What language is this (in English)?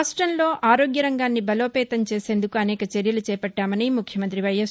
Telugu